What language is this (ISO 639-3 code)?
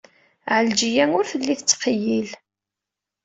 kab